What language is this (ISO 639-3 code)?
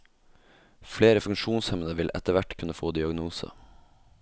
nor